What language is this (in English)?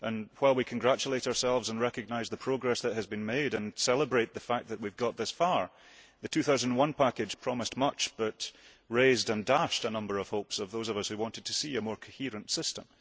English